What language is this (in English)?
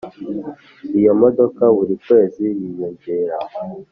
Kinyarwanda